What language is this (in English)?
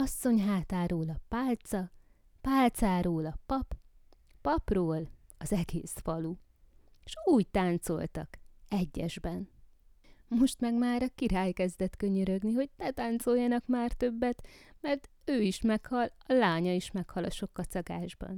Hungarian